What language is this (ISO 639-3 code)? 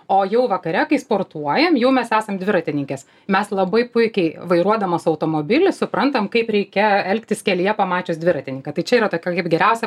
lit